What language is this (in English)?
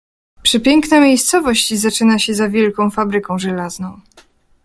Polish